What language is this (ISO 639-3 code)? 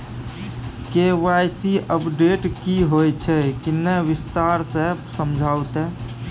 mai